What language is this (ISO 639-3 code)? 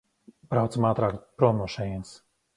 lav